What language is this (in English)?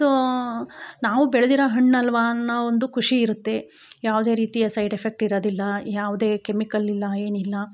Kannada